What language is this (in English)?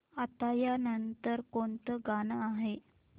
Marathi